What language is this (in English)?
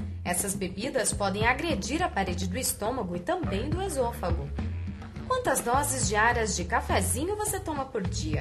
Portuguese